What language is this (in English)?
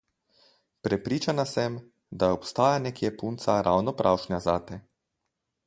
Slovenian